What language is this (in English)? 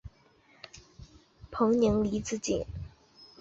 Chinese